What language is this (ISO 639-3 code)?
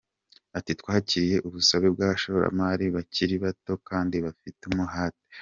kin